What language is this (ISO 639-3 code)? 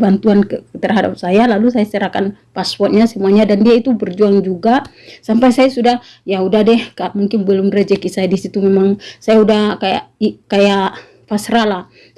ind